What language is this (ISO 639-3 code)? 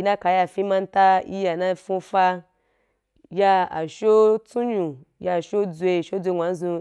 juk